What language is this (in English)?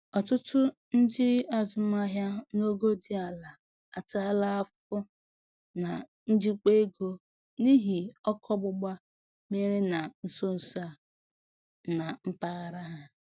Igbo